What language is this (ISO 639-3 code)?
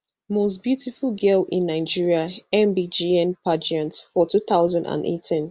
pcm